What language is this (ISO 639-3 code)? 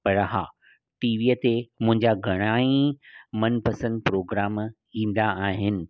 snd